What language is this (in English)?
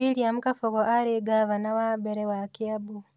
Kikuyu